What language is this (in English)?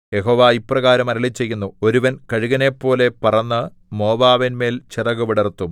Malayalam